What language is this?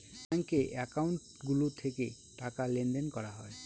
Bangla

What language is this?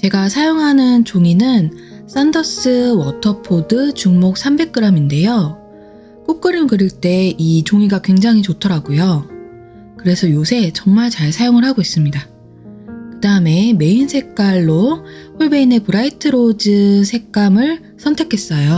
Korean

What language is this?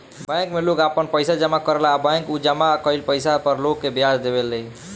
Bhojpuri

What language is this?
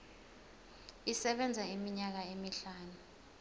Zulu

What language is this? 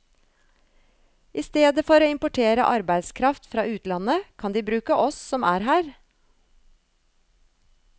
Norwegian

